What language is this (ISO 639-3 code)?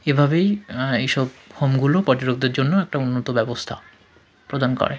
ben